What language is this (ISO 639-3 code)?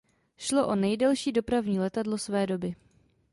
ces